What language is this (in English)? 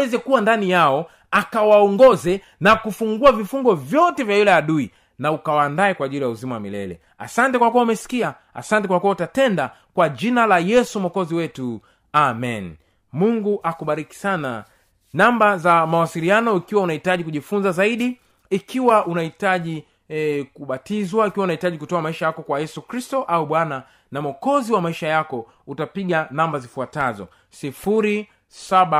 Swahili